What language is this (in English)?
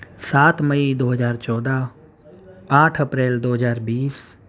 Urdu